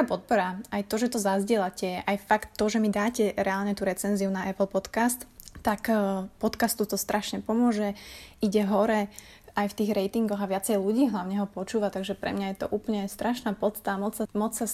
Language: Slovak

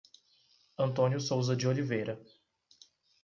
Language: Portuguese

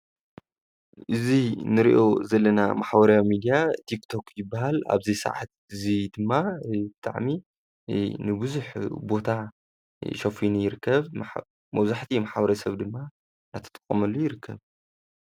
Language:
Tigrinya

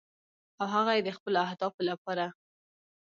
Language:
Pashto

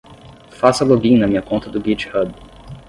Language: Portuguese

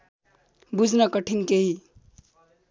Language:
Nepali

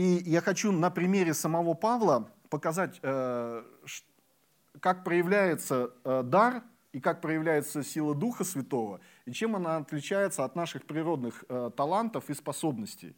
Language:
Russian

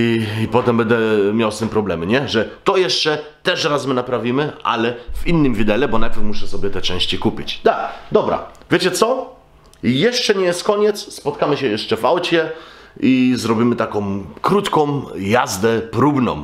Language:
Polish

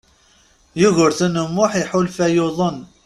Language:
Kabyle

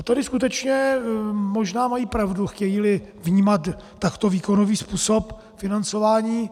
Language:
Czech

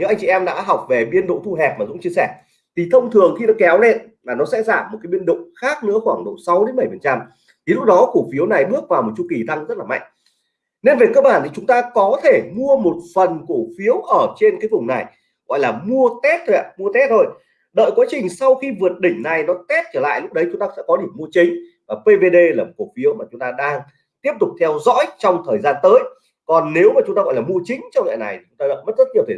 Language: Vietnamese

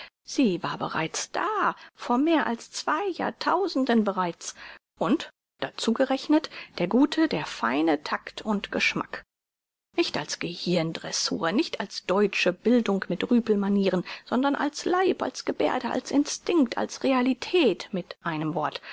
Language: German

